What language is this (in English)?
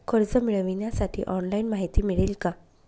Marathi